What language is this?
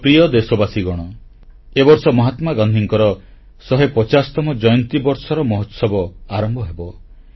Odia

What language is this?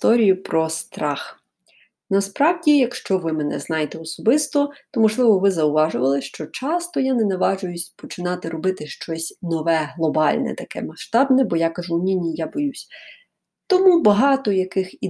Ukrainian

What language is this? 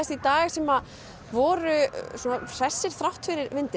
Icelandic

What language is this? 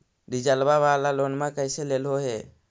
Magahi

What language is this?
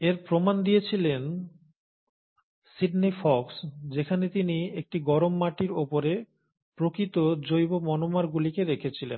Bangla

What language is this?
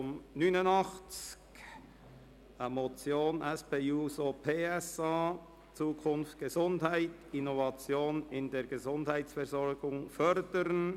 Swiss German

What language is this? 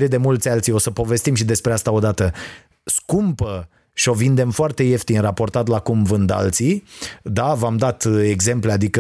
Romanian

